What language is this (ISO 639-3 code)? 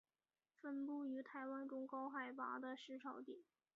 zho